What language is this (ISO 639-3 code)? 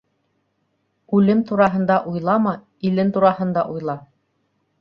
bak